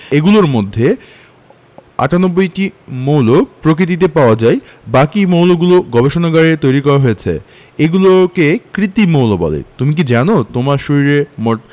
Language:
Bangla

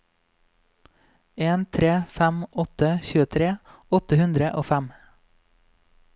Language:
Norwegian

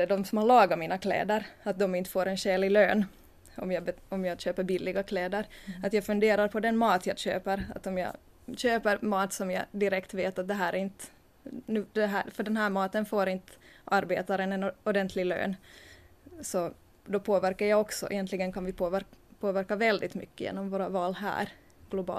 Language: Swedish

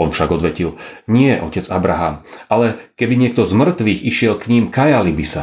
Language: Slovak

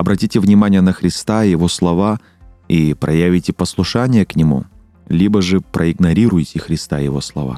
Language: Russian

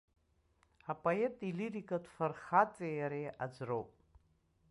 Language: Abkhazian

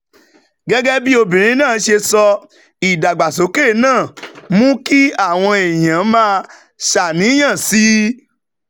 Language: Yoruba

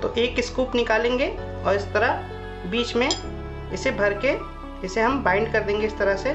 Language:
Hindi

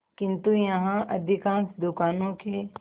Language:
Hindi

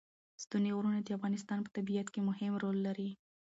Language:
Pashto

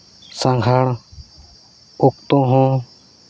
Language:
Santali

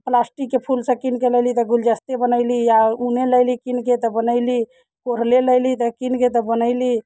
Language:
Maithili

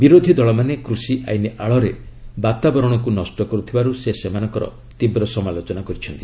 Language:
Odia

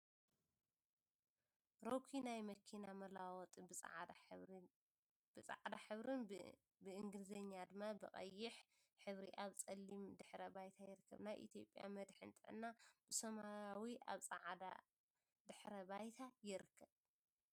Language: Tigrinya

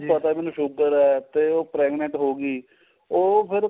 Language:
Punjabi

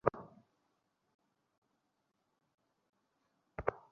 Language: Bangla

